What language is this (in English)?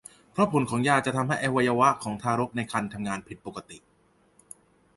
Thai